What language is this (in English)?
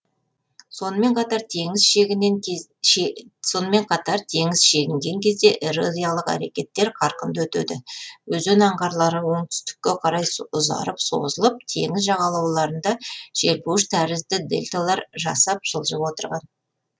Kazakh